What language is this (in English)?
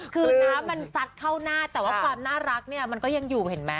Thai